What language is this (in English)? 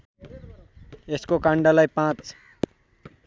Nepali